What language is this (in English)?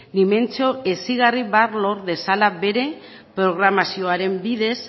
Basque